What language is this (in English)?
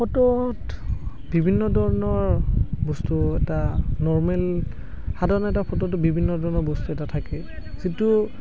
Assamese